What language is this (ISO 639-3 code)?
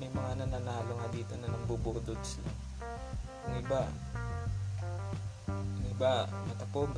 fil